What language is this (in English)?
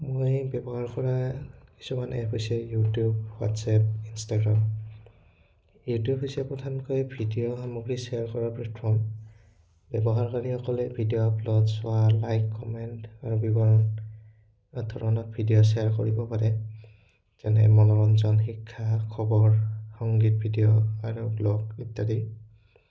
Assamese